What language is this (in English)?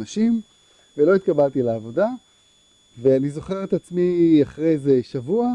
Hebrew